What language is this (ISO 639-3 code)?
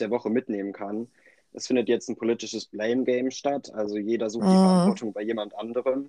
deu